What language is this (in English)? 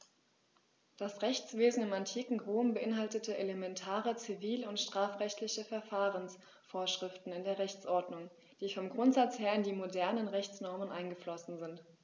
German